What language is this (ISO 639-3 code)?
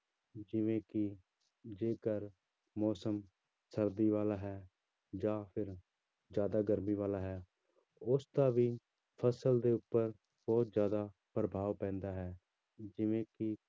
pan